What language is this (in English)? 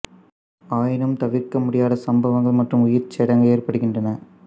Tamil